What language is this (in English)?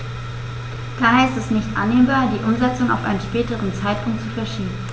German